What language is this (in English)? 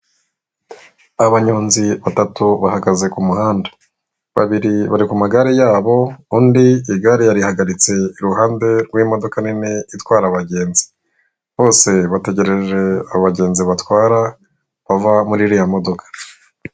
Kinyarwanda